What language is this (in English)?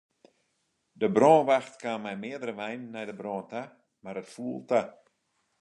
Western Frisian